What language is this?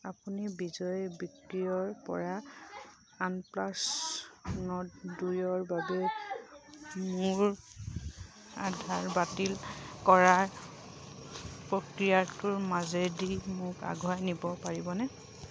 Assamese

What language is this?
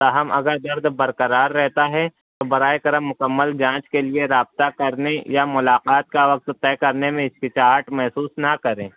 Urdu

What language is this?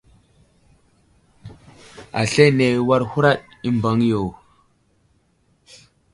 Wuzlam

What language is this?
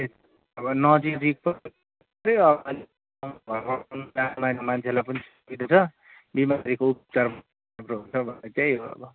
Nepali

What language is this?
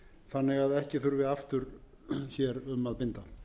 Icelandic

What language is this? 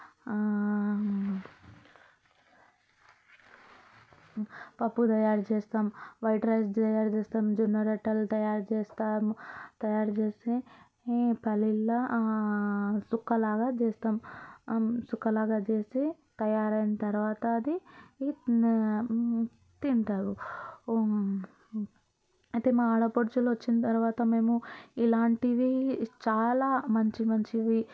Telugu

